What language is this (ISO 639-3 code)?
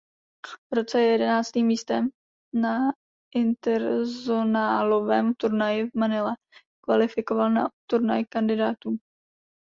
ces